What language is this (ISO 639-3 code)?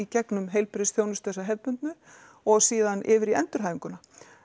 isl